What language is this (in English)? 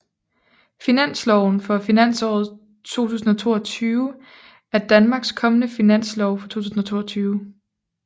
Danish